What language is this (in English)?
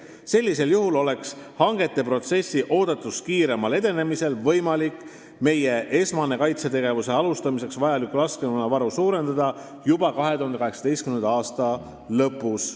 Estonian